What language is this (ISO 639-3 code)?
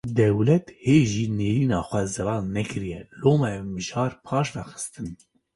kur